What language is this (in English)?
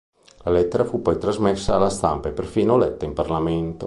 Italian